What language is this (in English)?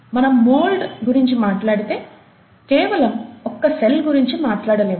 Telugu